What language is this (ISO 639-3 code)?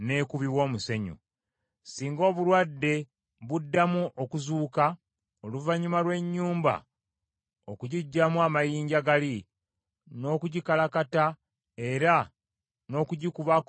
lug